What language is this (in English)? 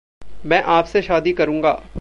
Hindi